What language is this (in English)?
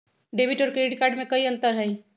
Magahi